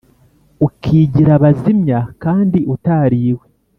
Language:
Kinyarwanda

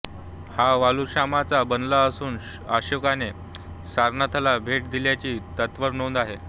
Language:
Marathi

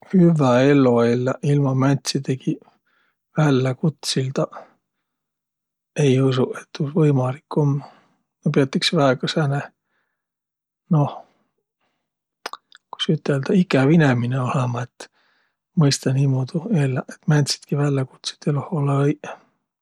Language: Võro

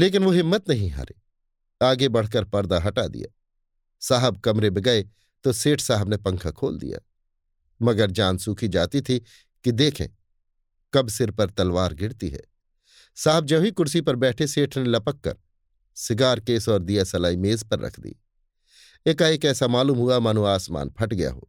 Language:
Hindi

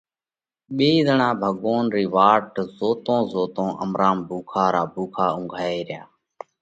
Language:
Parkari Koli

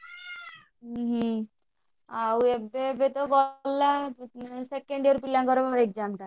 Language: Odia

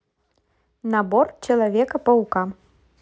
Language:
Russian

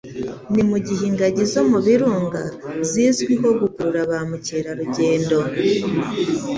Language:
Kinyarwanda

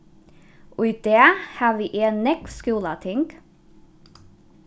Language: Faroese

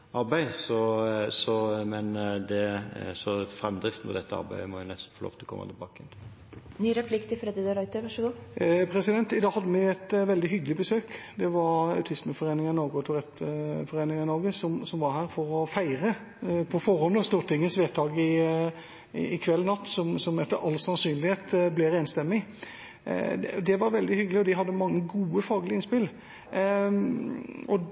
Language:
Norwegian Bokmål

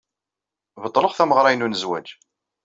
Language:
Kabyle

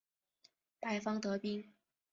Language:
Chinese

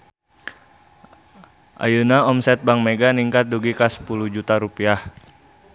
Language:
Sundanese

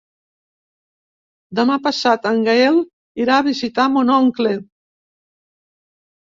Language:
Catalan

